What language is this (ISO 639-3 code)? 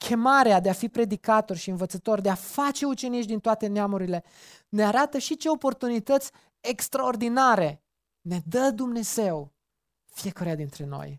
ron